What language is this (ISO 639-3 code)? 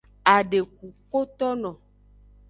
ajg